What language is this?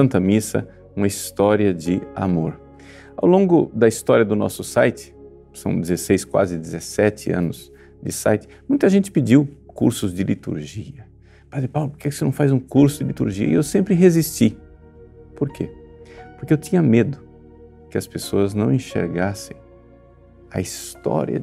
Portuguese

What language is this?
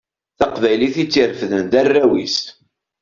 Kabyle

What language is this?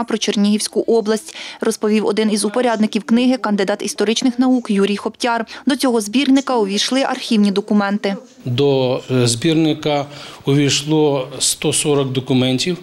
Ukrainian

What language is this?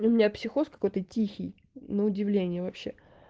Russian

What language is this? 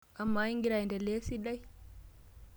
Masai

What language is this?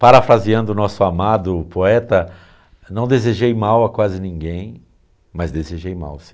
Portuguese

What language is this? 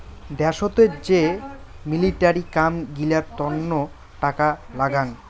Bangla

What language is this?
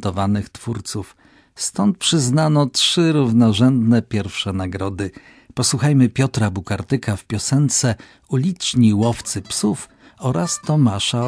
Polish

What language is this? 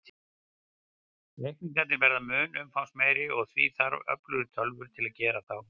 Icelandic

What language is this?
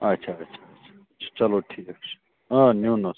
Kashmiri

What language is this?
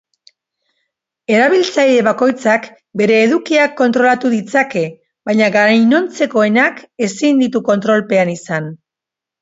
Basque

